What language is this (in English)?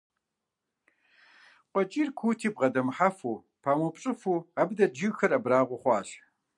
Kabardian